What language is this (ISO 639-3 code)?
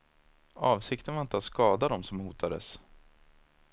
swe